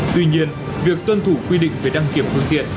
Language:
Vietnamese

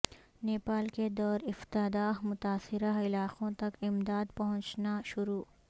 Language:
Urdu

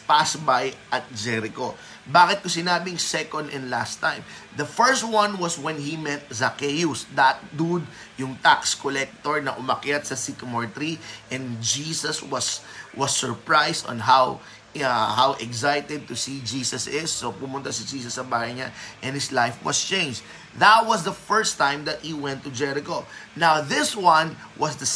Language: Filipino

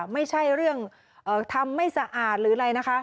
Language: Thai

